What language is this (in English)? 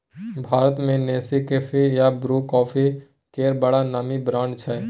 Maithili